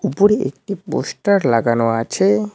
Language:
Bangla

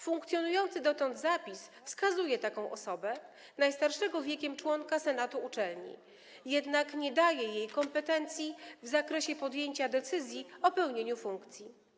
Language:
Polish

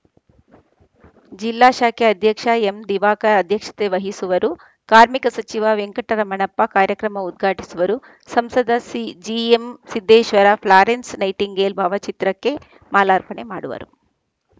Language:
Kannada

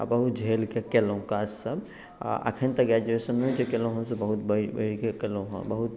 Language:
Maithili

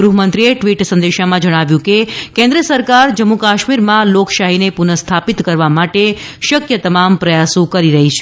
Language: Gujarati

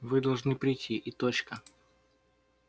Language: Russian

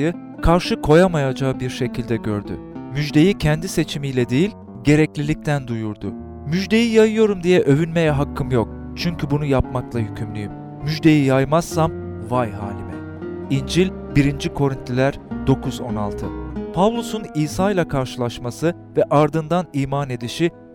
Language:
Turkish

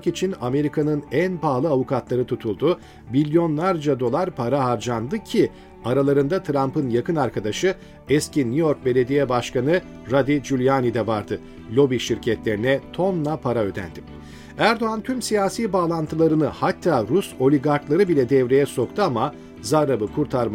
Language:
Turkish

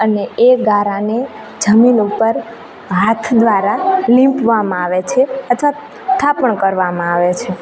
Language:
Gujarati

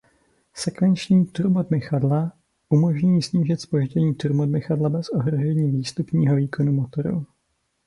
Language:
Czech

